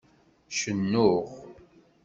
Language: Kabyle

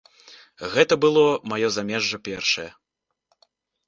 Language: Belarusian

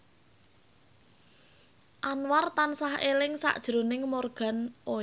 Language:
Javanese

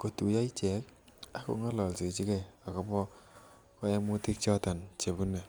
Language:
Kalenjin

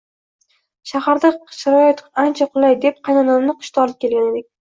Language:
Uzbek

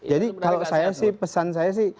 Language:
Indonesian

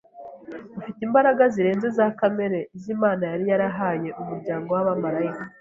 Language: Kinyarwanda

